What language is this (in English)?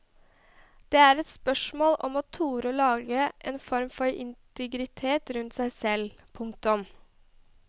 Norwegian